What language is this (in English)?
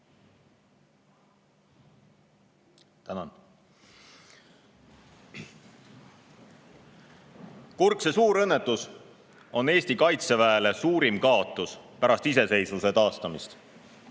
Estonian